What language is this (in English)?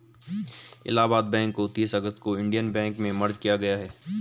Hindi